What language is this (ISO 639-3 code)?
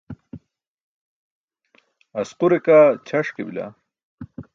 bsk